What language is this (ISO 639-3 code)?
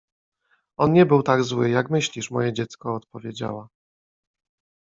pol